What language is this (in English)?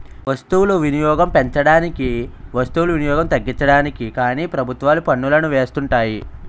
Telugu